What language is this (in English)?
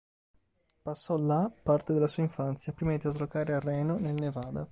Italian